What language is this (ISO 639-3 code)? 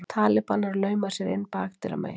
isl